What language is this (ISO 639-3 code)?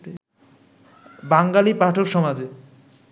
ben